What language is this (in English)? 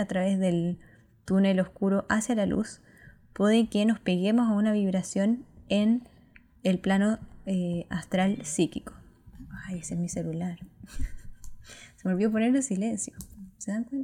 Spanish